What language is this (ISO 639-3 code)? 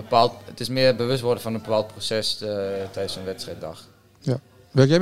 nld